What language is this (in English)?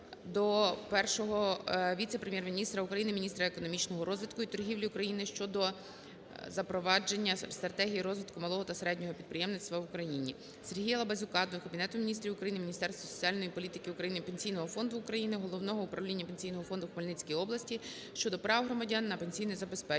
Ukrainian